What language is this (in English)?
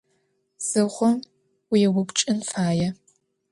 Adyghe